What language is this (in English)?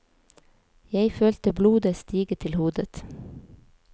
Norwegian